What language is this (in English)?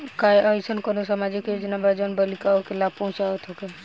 Bhojpuri